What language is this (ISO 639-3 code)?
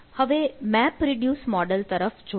guj